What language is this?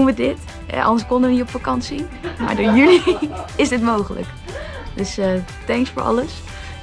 Dutch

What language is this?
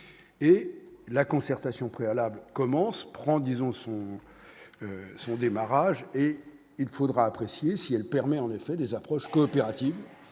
French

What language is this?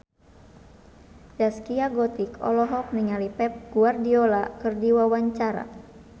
Sundanese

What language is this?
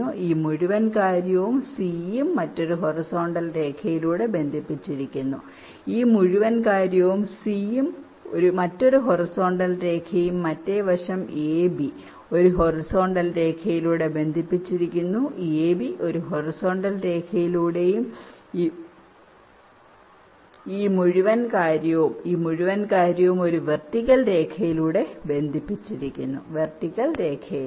Malayalam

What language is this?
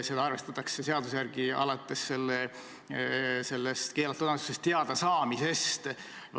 Estonian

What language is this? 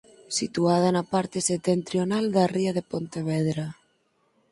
Galician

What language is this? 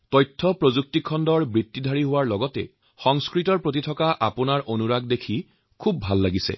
Assamese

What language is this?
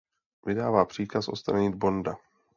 Czech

